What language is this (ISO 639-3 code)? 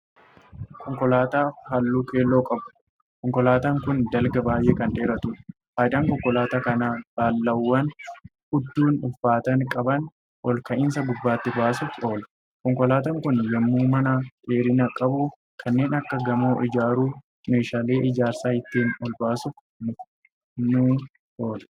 orm